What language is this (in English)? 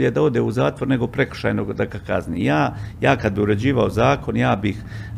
Croatian